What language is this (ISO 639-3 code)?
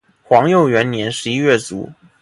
zho